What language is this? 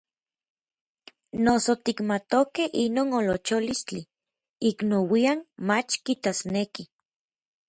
Orizaba Nahuatl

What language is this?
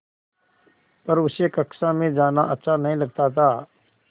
Hindi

